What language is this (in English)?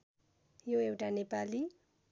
Nepali